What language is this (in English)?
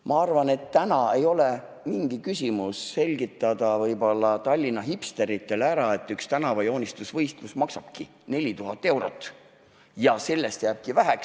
Estonian